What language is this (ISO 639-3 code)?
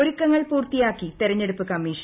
mal